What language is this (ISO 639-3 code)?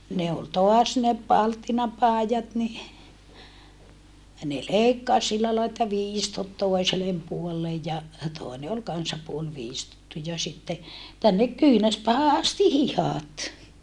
fin